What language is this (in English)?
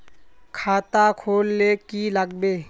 Magahi